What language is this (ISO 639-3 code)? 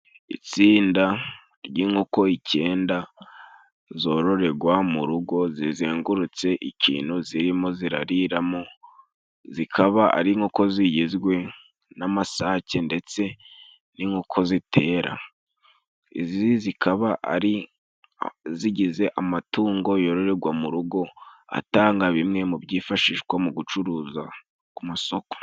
kin